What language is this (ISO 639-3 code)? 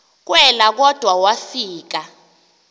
xho